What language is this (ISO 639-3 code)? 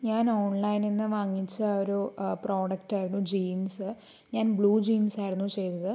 mal